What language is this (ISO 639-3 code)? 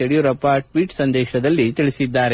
kan